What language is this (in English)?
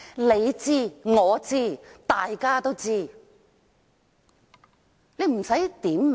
Cantonese